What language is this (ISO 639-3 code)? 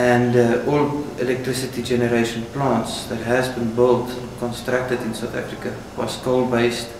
eng